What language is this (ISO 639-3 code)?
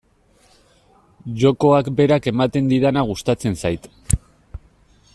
eus